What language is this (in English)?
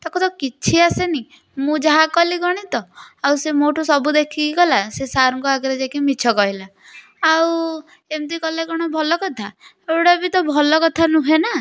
Odia